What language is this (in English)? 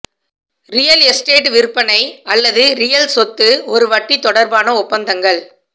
Tamil